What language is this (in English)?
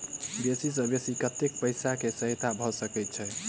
Maithili